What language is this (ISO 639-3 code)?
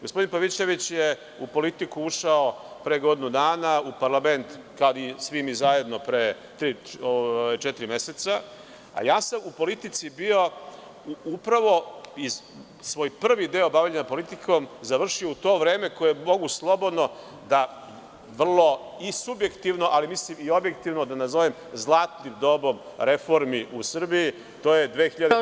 srp